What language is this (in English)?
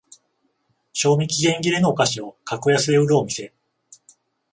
Japanese